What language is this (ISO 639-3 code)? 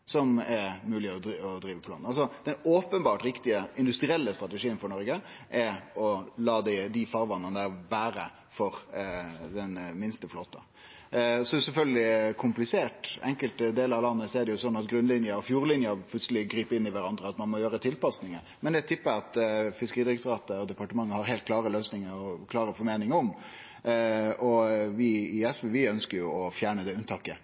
nno